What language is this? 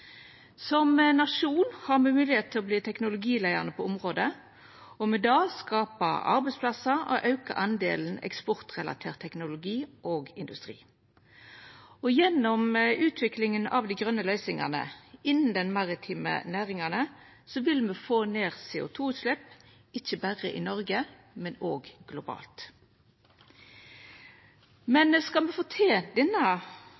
Norwegian Nynorsk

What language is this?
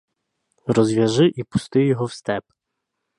Ukrainian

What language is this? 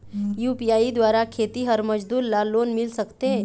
Chhattisgarhi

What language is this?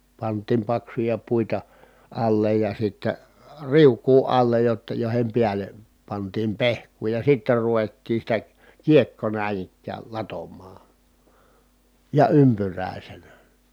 Finnish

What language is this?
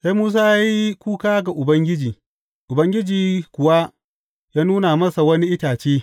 Hausa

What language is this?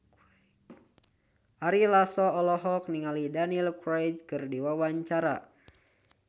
Sundanese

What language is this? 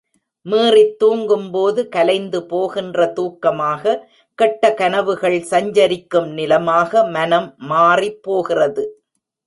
Tamil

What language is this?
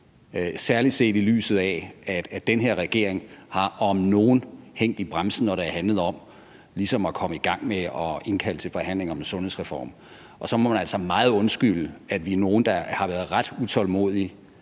Danish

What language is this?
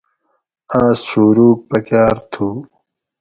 Gawri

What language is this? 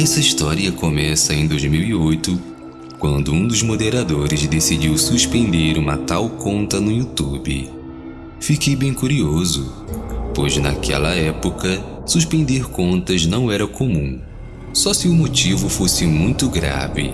Portuguese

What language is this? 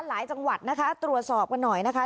Thai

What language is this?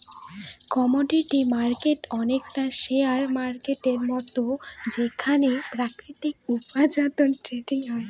Bangla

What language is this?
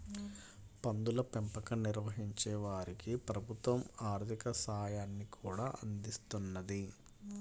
Telugu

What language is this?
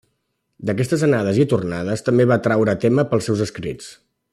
Catalan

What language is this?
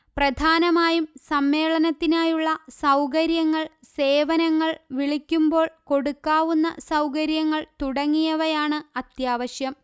Malayalam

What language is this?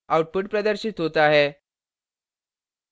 Hindi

